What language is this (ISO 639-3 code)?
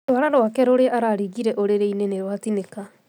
kik